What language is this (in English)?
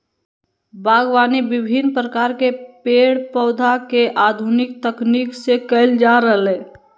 Magahi